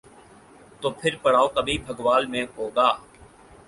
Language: Urdu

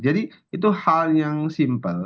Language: Indonesian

